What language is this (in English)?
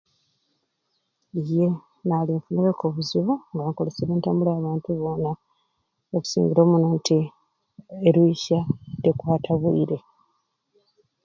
Ruuli